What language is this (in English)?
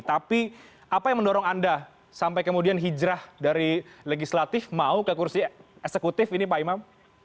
Indonesian